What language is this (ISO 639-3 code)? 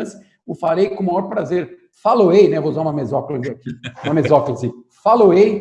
por